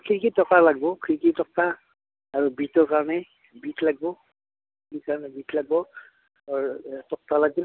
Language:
Assamese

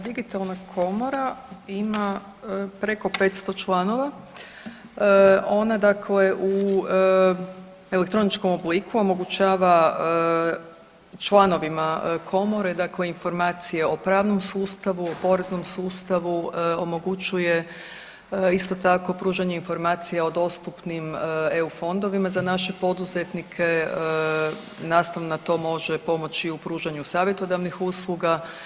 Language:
Croatian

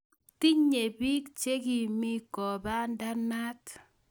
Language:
Kalenjin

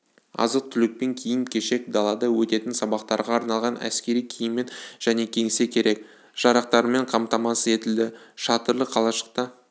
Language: Kazakh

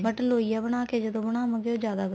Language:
Punjabi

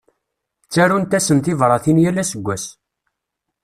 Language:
Kabyle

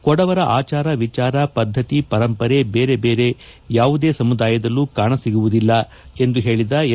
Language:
Kannada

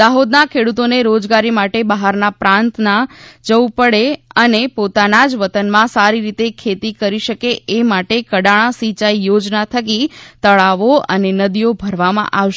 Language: Gujarati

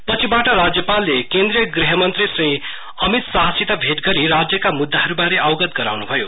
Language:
Nepali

